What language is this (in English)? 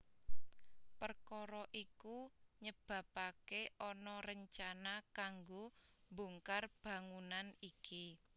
Javanese